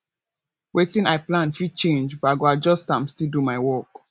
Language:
Nigerian Pidgin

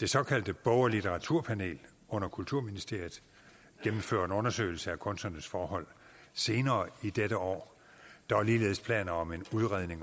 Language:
Danish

